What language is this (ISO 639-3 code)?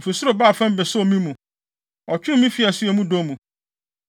aka